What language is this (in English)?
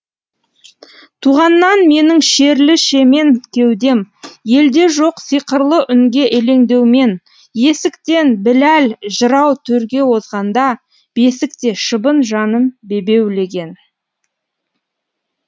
Kazakh